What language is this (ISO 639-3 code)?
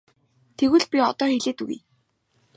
mon